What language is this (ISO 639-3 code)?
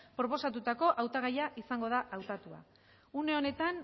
eus